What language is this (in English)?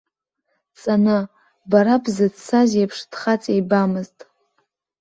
Abkhazian